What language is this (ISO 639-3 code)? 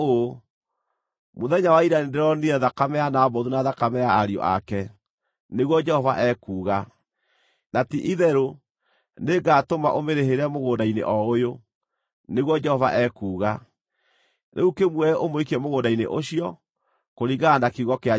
kik